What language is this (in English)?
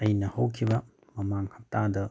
Manipuri